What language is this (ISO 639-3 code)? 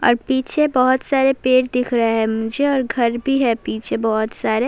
urd